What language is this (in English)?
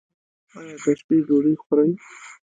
Pashto